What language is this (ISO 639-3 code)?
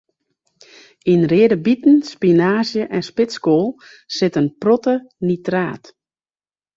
fry